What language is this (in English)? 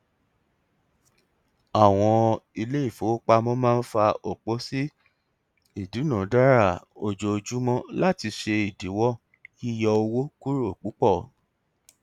Yoruba